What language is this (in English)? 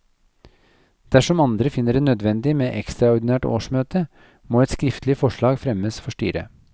Norwegian